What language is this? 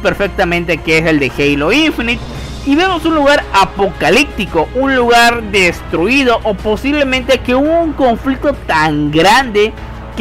Spanish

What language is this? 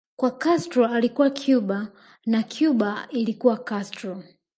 Swahili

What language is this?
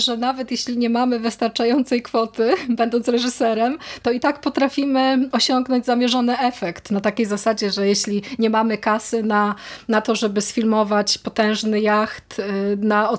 Polish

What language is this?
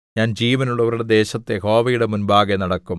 Malayalam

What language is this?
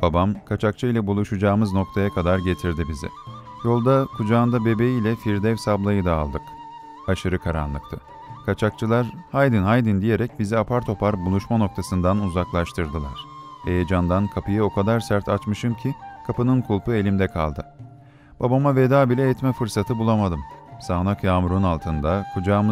Turkish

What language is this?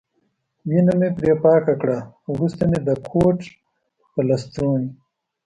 Pashto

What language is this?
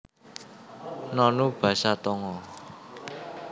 Javanese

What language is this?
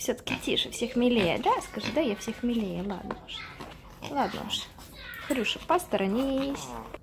Russian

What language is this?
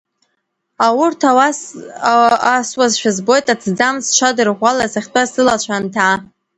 Abkhazian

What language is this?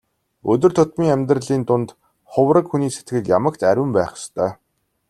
Mongolian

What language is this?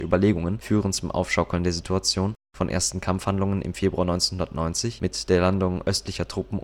German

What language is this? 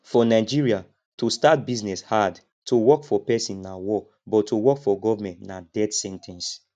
Nigerian Pidgin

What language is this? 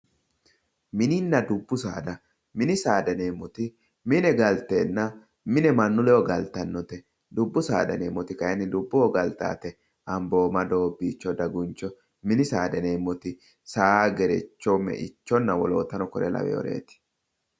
Sidamo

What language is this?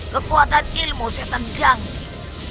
Indonesian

